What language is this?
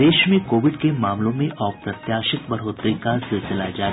Hindi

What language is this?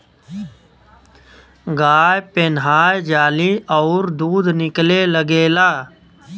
Bhojpuri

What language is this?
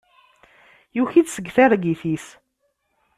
Kabyle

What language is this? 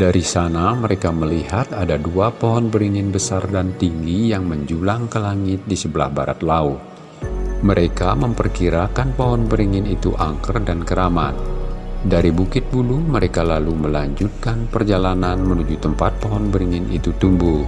Indonesian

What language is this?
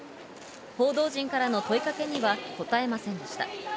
Japanese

